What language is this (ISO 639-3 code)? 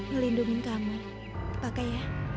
ind